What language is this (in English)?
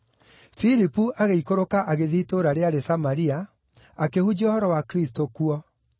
Kikuyu